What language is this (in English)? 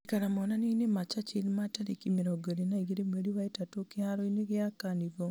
Kikuyu